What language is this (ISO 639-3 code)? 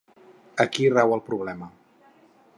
cat